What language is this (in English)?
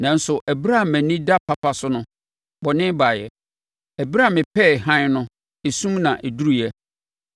Akan